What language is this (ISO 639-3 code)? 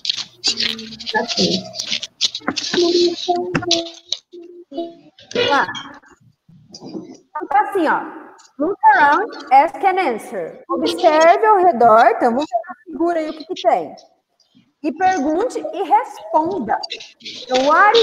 por